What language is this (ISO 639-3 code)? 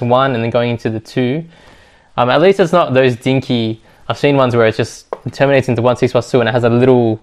eng